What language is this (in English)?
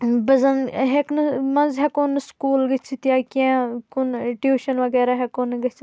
Kashmiri